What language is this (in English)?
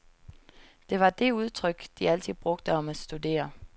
Danish